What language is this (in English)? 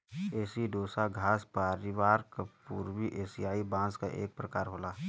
Bhojpuri